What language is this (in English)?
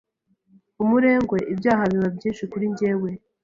Kinyarwanda